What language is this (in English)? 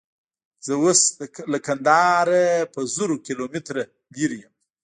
Pashto